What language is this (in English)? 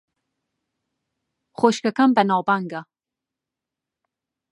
Central Kurdish